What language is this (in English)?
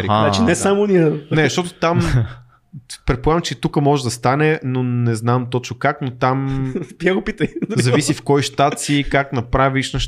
Bulgarian